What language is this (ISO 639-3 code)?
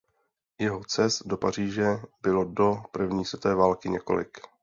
ces